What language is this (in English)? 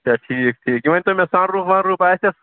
Kashmiri